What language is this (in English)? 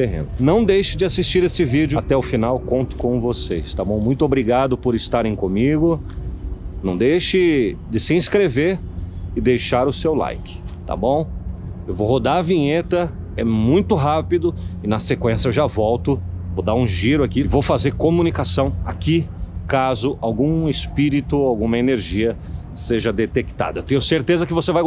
Portuguese